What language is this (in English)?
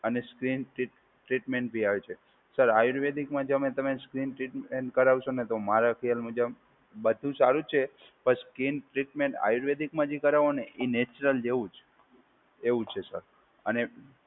Gujarati